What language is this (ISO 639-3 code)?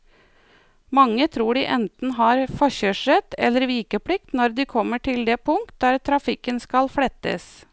nor